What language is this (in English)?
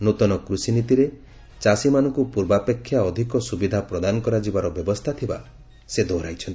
Odia